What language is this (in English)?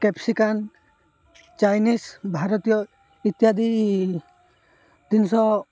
Odia